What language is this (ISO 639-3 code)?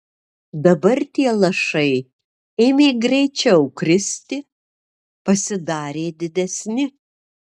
lit